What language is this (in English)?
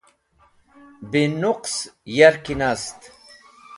Wakhi